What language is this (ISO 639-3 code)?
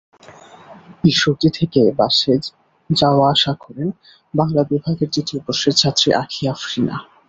ben